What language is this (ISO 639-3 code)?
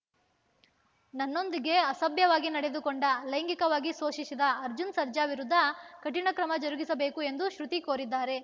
kan